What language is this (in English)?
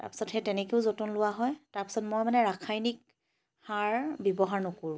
Assamese